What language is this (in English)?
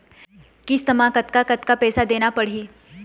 Chhattisgarhi